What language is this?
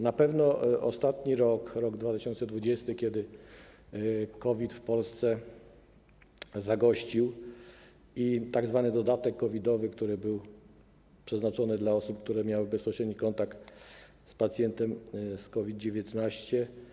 Polish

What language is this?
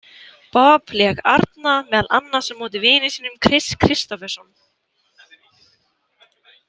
Icelandic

